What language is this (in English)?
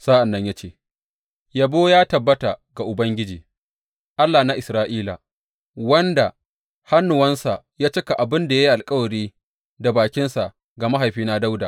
Hausa